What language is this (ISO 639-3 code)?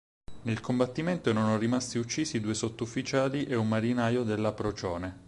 ita